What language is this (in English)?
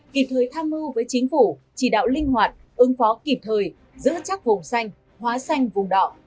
Vietnamese